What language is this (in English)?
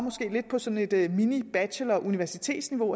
Danish